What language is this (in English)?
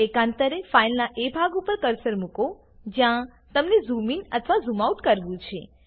Gujarati